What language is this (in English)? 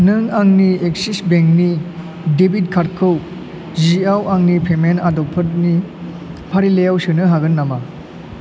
Bodo